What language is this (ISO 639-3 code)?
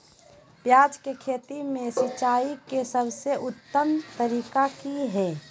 mag